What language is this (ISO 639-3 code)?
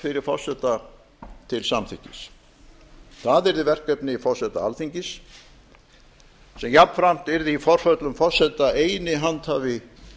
isl